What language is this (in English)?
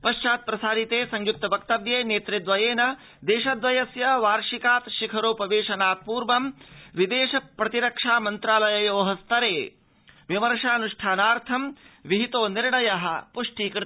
Sanskrit